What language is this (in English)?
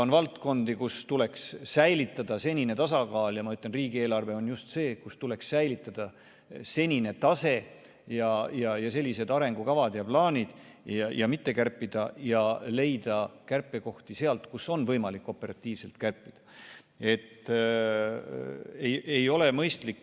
Estonian